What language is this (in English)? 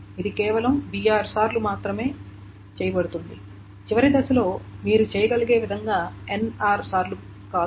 Telugu